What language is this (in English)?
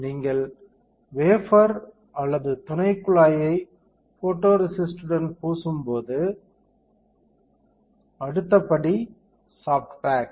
Tamil